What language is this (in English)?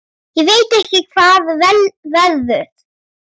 Icelandic